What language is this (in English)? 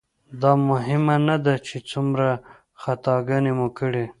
Pashto